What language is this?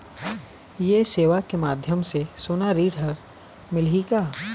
Chhattisgarhi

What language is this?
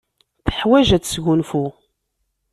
Kabyle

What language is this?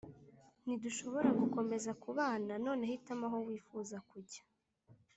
Kinyarwanda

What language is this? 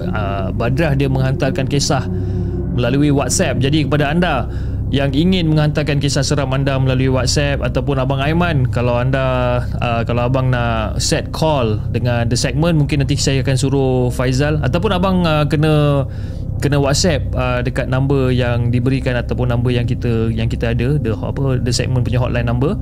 Malay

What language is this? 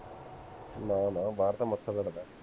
Punjabi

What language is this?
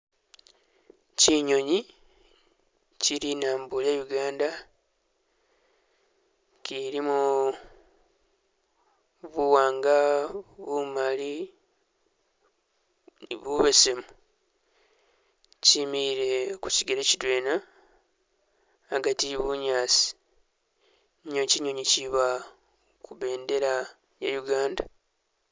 Masaaba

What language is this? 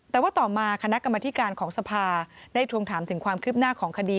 Thai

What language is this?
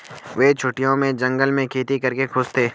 Hindi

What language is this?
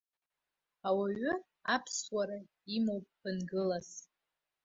Abkhazian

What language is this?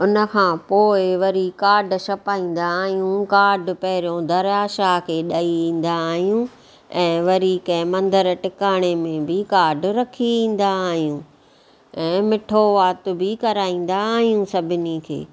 Sindhi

